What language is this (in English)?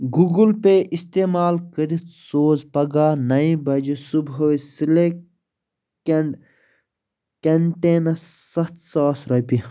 Kashmiri